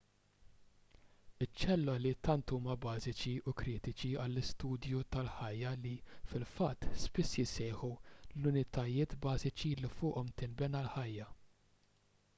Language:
Maltese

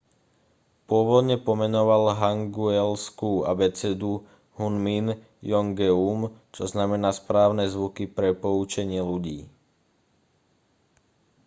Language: Slovak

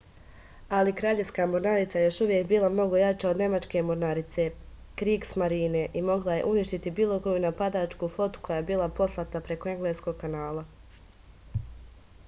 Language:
Serbian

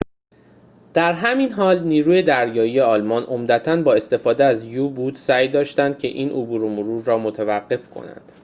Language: Persian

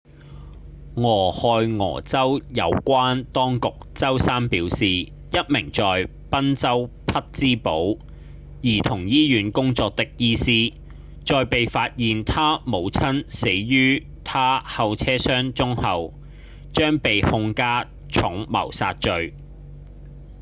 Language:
Cantonese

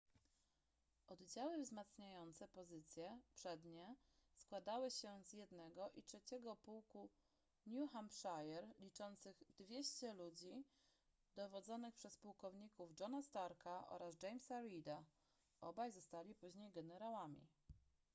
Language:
Polish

